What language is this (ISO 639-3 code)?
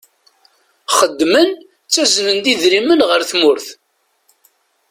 kab